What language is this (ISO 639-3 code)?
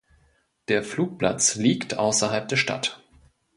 deu